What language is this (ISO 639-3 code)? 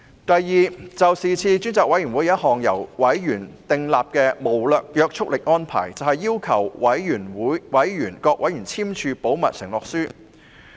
yue